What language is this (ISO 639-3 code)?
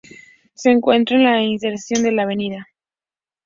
spa